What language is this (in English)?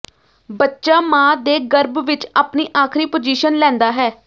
Punjabi